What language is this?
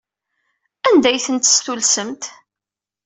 Kabyle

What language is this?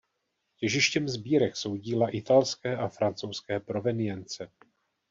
Czech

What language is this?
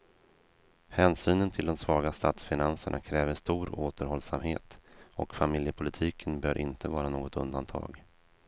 Swedish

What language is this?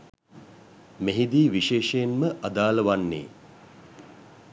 Sinhala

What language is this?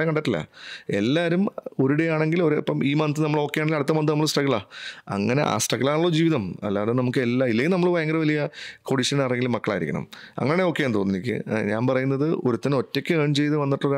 Malayalam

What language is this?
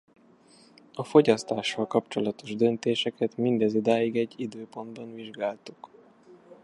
Hungarian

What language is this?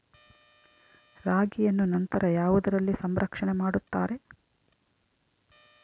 Kannada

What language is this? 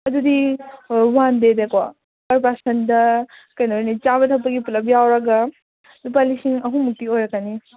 Manipuri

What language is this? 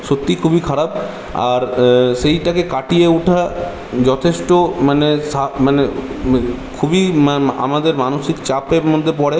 Bangla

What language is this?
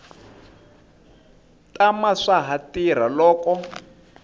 Tsonga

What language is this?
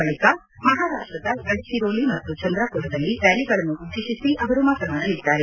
Kannada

